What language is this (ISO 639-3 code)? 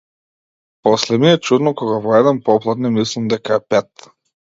mkd